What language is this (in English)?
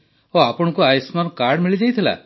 Odia